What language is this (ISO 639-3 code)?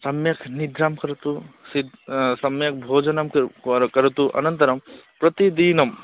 san